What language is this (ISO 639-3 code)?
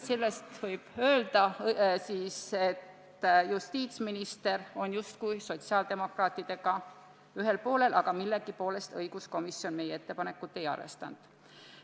est